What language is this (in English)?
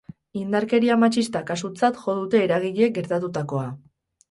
Basque